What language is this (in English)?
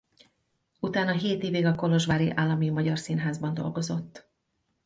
Hungarian